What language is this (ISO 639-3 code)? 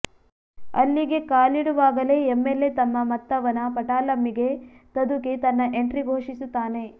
kan